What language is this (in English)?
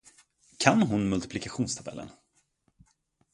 Swedish